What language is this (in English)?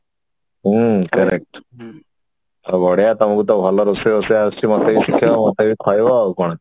Odia